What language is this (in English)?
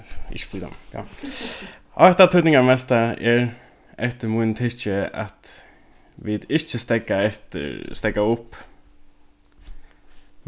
Faroese